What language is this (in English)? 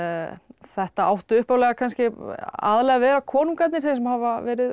Icelandic